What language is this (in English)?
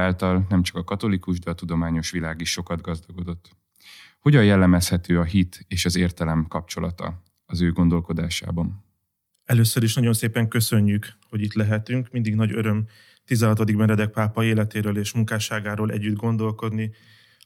Hungarian